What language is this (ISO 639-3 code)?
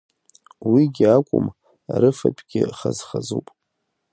abk